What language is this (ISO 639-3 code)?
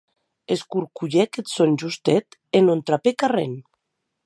oci